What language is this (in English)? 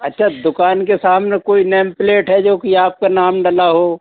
Hindi